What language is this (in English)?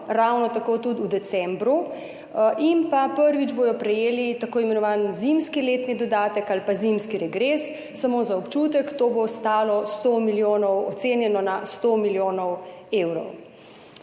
Slovenian